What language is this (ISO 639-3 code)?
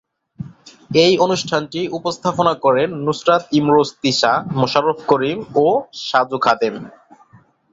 ben